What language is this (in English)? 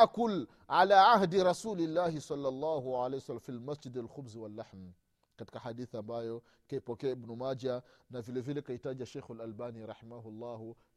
Swahili